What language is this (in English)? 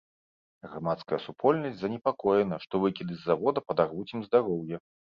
Belarusian